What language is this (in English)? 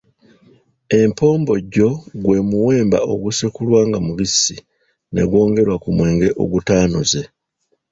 Ganda